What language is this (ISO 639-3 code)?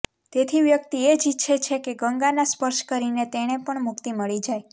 guj